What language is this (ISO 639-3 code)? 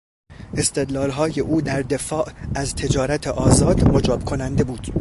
fas